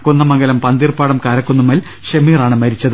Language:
Malayalam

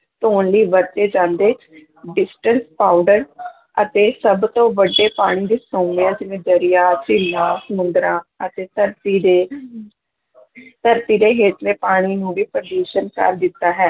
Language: Punjabi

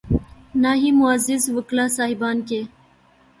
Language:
Urdu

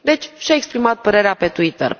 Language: Romanian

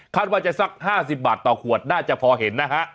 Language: Thai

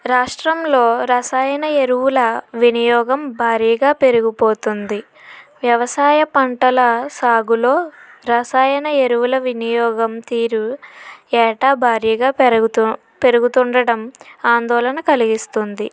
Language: Telugu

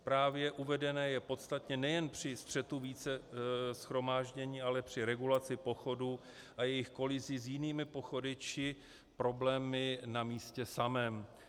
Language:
Czech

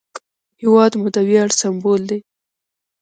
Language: Pashto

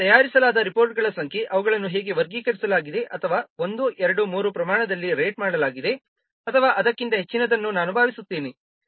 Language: Kannada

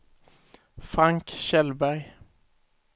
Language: Swedish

